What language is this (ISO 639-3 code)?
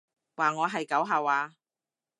yue